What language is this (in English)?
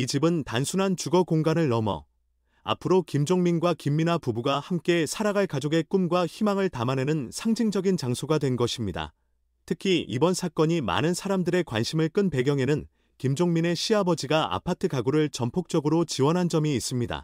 Korean